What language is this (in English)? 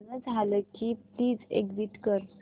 Marathi